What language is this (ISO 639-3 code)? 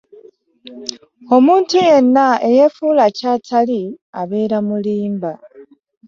lug